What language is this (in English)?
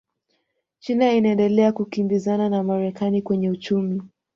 Swahili